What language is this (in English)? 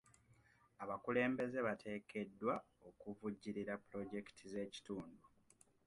Ganda